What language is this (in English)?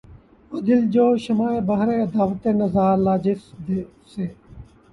Urdu